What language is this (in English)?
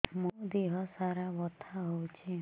Odia